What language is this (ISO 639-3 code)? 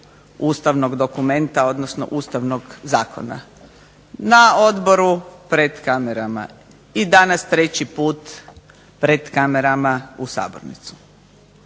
hrv